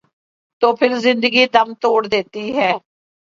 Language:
Urdu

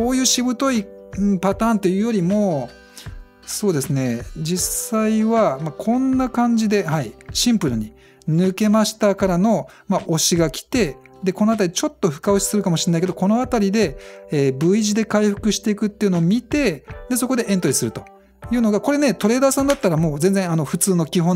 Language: Japanese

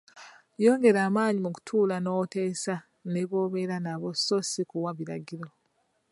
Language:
Ganda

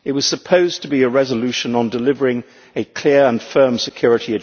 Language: English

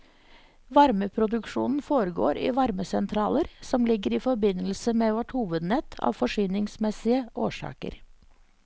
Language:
Norwegian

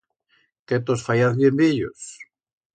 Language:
Aragonese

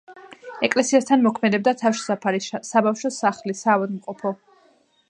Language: Georgian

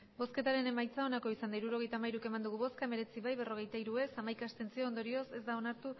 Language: Basque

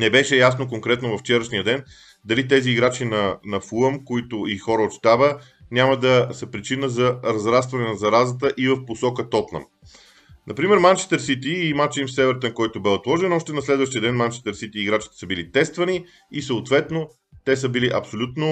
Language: Bulgarian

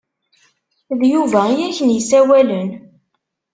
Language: Kabyle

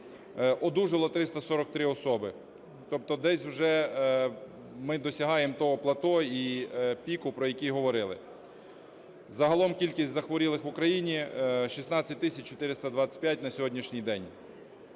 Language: Ukrainian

